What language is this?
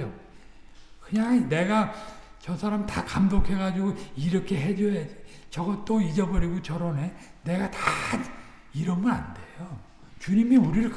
Korean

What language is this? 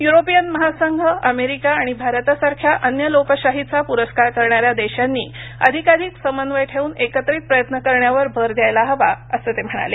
Marathi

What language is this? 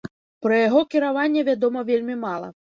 Belarusian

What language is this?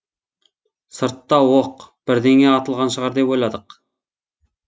Kazakh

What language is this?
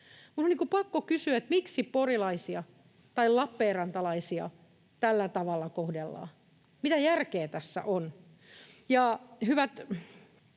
Finnish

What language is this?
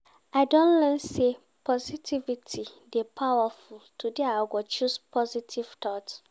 Nigerian Pidgin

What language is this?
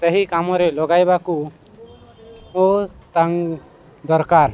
Odia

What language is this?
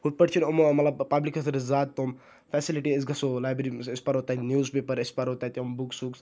Kashmiri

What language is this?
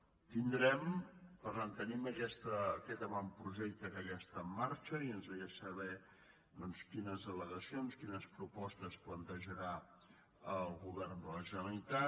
Catalan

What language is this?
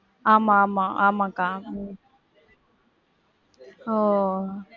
Tamil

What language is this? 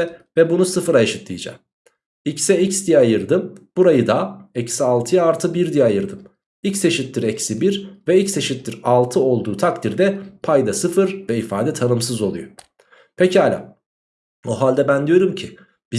Turkish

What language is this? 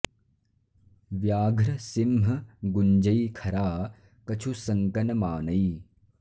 Sanskrit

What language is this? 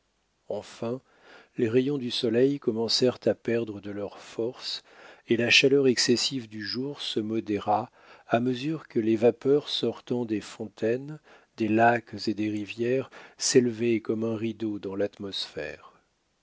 French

